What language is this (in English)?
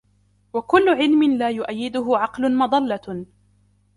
Arabic